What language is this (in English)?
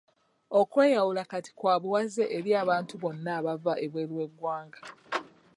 Ganda